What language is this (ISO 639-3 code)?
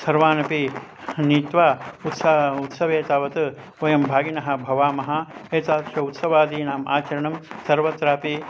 san